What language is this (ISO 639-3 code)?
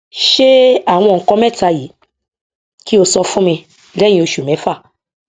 yor